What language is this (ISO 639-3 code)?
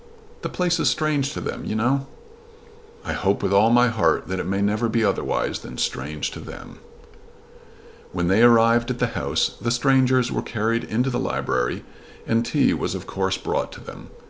eng